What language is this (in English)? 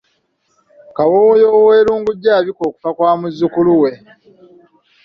Ganda